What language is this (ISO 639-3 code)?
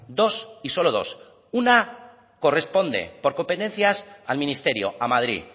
spa